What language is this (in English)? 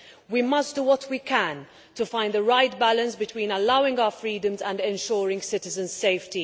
English